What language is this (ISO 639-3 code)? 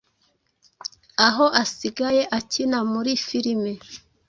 kin